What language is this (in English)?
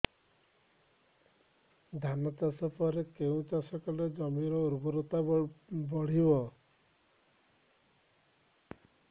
Odia